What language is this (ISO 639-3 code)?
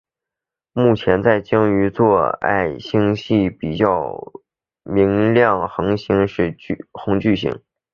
zho